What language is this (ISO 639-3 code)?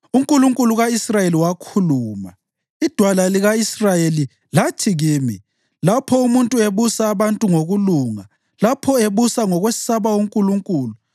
nde